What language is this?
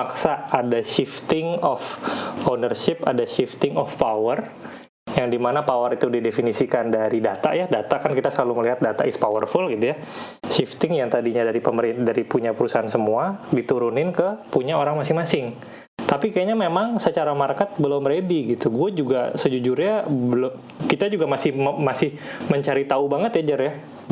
Indonesian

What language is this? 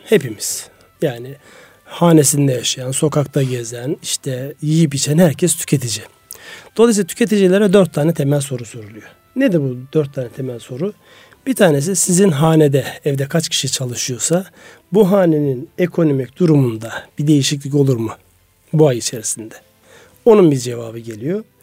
Turkish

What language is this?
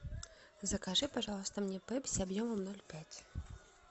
Russian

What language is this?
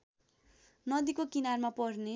Nepali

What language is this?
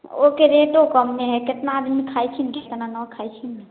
Maithili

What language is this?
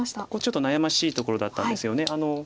Japanese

